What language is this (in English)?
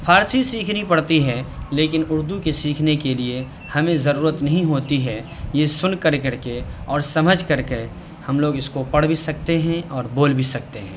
Urdu